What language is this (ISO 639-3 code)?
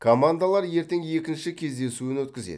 kaz